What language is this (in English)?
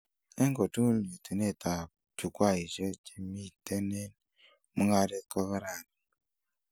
Kalenjin